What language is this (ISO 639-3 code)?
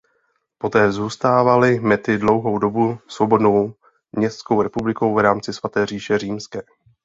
ces